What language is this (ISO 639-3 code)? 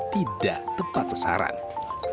ind